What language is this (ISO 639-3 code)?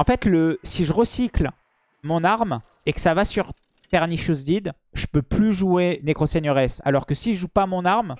fra